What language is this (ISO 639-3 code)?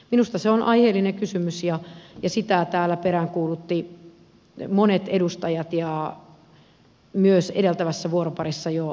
fin